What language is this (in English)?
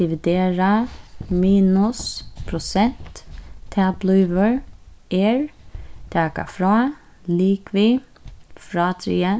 Faroese